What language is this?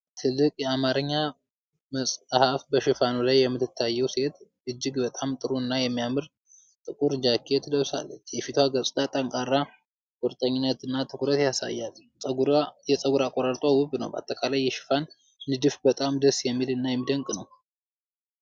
Amharic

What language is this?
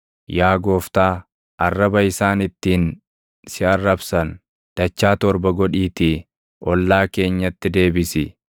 Oromo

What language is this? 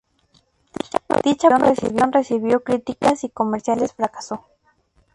Spanish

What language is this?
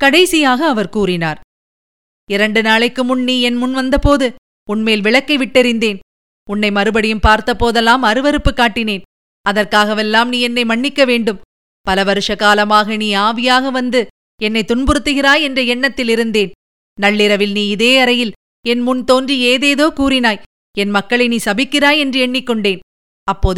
Tamil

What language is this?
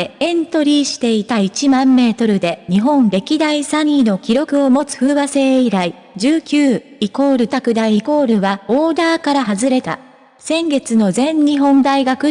Japanese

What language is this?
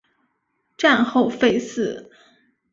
Chinese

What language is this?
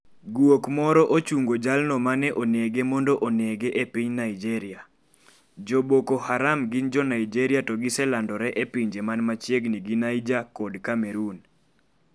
Luo (Kenya and Tanzania)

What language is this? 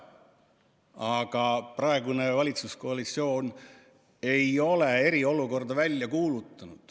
Estonian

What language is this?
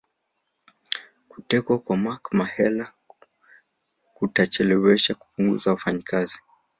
Swahili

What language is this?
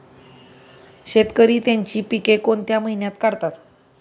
Marathi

